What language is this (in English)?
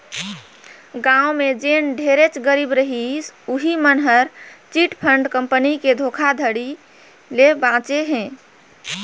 Chhattisgarhi